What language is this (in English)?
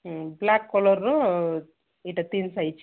Odia